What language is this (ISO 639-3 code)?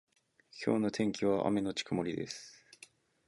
jpn